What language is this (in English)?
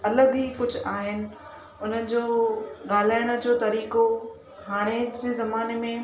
Sindhi